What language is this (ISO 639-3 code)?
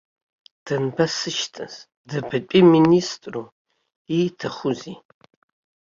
abk